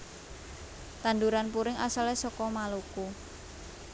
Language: Javanese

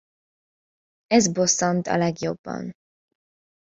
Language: Hungarian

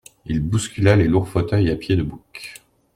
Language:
French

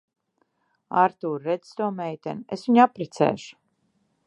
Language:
Latvian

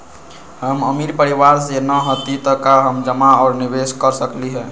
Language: Magahi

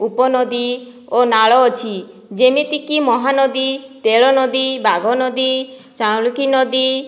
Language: Odia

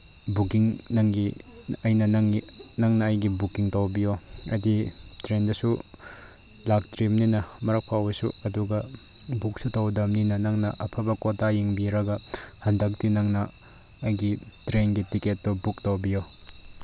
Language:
Manipuri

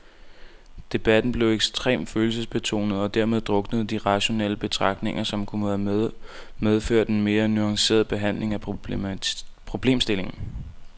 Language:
Danish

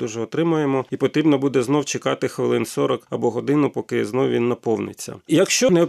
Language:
Ukrainian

